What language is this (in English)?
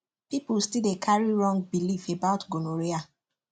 Nigerian Pidgin